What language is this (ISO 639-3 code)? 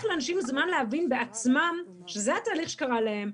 heb